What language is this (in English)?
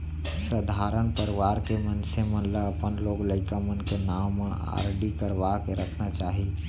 Chhattisgarhi